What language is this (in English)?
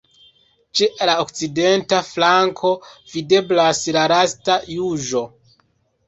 Esperanto